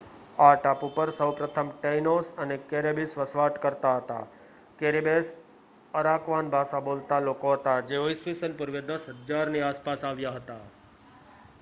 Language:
Gujarati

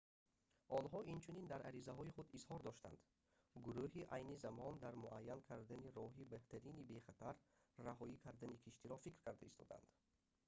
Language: Tajik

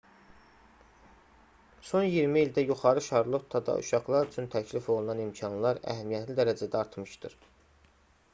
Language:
Azerbaijani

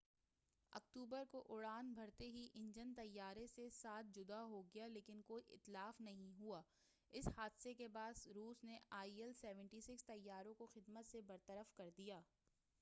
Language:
Urdu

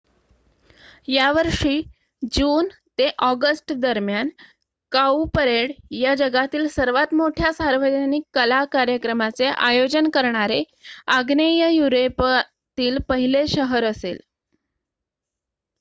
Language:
Marathi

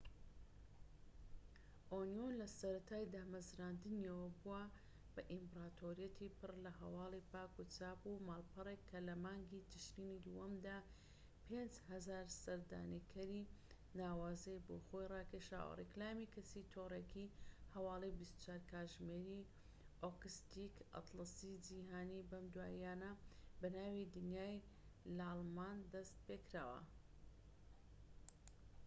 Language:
Central Kurdish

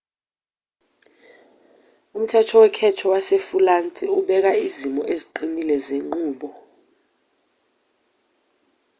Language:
Zulu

